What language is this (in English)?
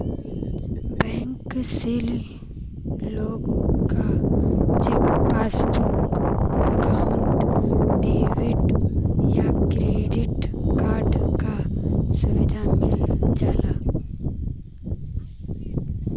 Bhojpuri